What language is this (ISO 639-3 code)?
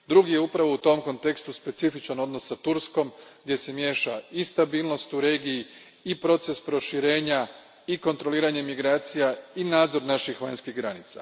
hrv